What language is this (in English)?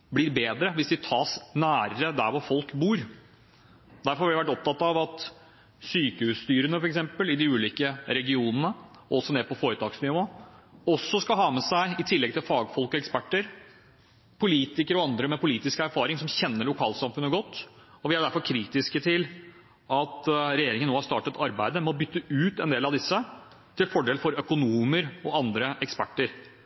Norwegian Bokmål